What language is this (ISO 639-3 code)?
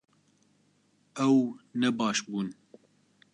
kur